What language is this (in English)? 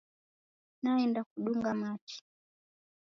Taita